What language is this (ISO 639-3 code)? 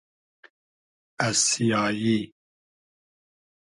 haz